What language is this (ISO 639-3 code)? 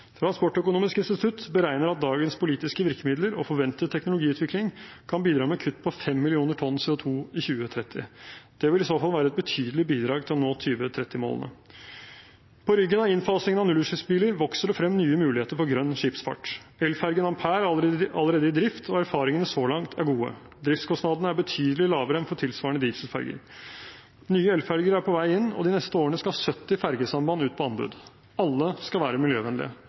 nob